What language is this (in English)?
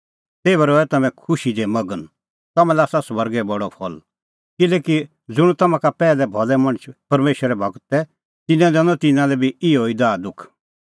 Kullu Pahari